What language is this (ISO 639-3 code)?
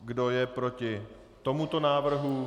ces